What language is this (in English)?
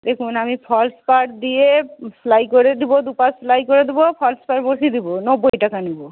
Bangla